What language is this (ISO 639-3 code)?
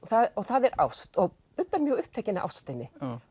isl